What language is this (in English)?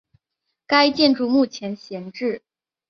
Chinese